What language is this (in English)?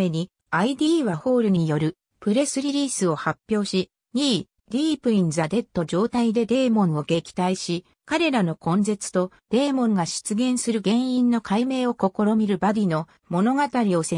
Japanese